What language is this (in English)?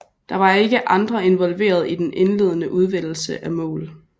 Danish